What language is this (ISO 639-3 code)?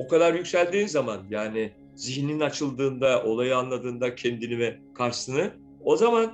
tur